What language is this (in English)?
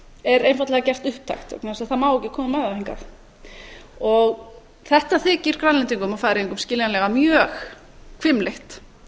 Icelandic